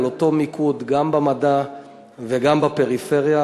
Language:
Hebrew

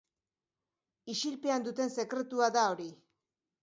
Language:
Basque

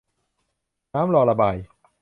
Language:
Thai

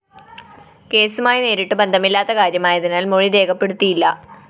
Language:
Malayalam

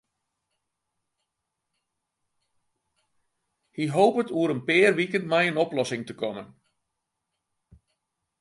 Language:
Western Frisian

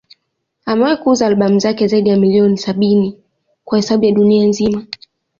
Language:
Swahili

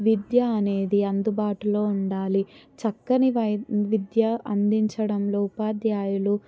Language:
Telugu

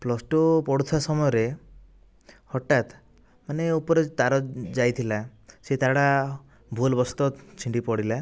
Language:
Odia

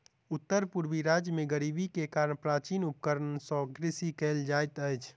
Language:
Maithili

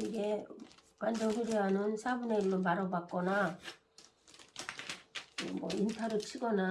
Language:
Korean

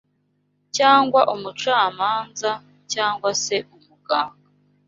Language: Kinyarwanda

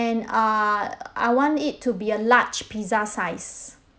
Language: English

